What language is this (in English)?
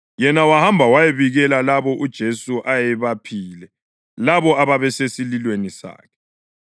North Ndebele